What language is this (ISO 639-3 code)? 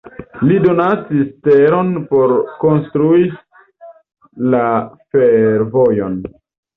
epo